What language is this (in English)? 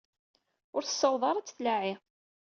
Kabyle